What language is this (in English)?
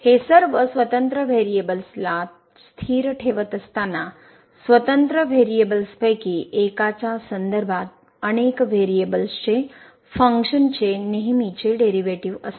Marathi